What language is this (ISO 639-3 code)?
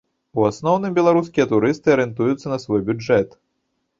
bel